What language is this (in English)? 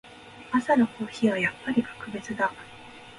Japanese